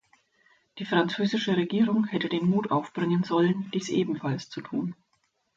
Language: German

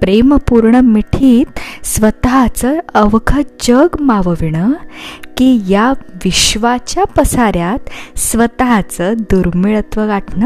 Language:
Marathi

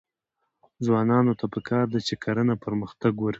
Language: Pashto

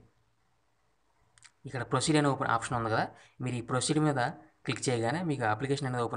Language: Hindi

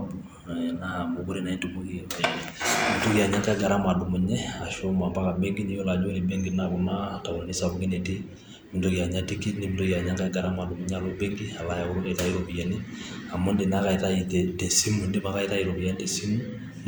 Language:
Masai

